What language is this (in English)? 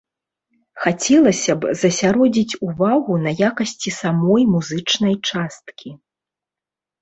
Belarusian